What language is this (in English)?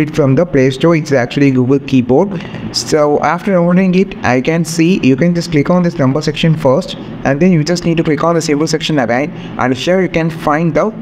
English